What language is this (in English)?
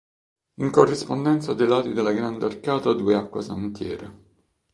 Italian